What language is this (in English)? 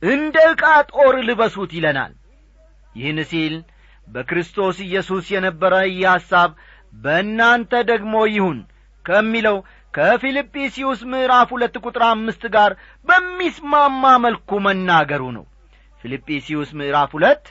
Amharic